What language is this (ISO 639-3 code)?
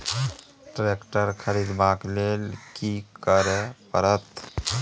mai